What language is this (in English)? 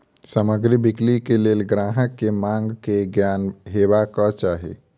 Maithili